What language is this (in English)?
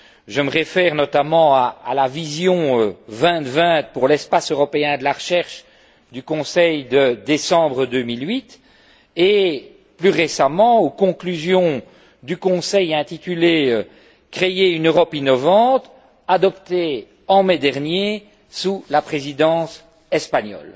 French